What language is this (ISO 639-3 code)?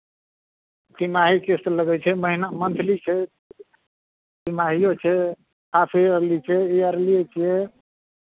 mai